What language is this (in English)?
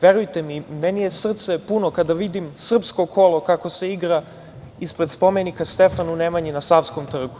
Serbian